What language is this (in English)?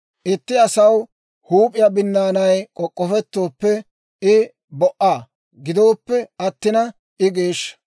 Dawro